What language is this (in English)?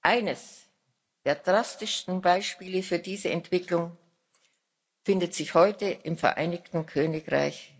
German